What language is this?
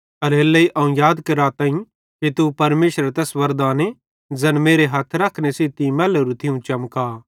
Bhadrawahi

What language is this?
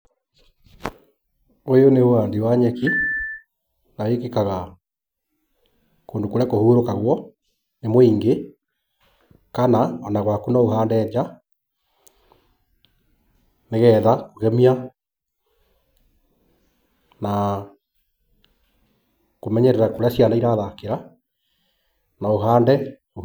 Kikuyu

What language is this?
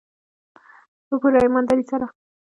Pashto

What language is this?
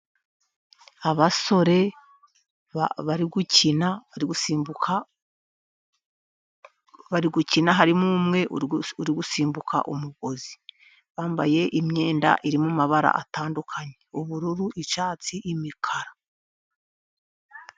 Kinyarwanda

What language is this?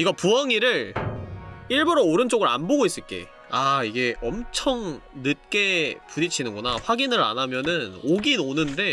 Korean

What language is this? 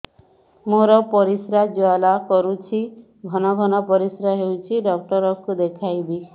Odia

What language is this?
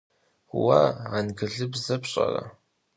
Kabardian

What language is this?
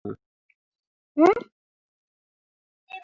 Bangla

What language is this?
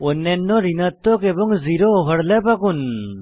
Bangla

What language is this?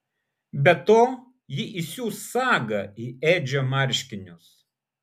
Lithuanian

